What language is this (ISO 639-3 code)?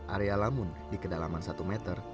ind